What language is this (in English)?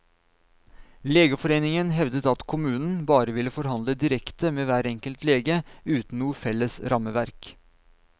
Norwegian